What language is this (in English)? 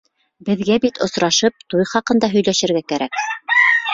Bashkir